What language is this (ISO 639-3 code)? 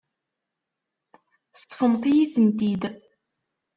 kab